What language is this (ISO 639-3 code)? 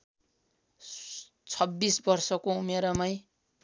nep